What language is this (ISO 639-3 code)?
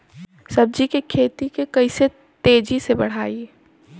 bho